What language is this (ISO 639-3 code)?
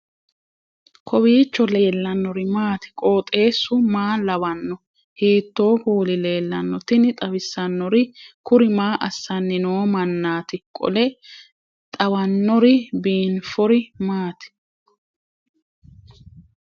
sid